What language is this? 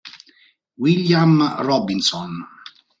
Italian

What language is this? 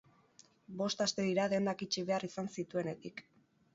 Basque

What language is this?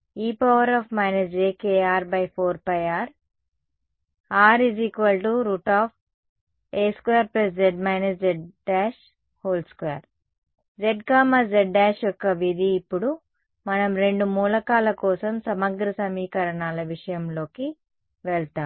Telugu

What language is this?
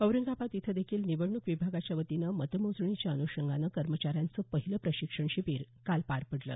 Marathi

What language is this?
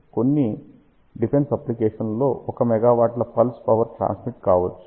Telugu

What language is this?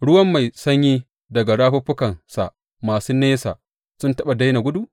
Hausa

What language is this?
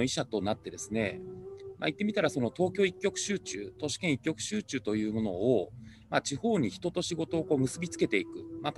Japanese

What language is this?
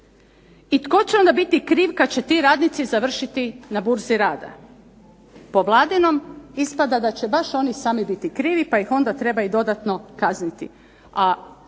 Croatian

